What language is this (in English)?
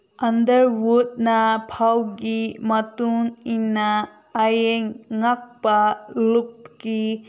Manipuri